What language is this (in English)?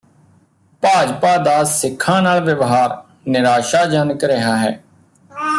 Punjabi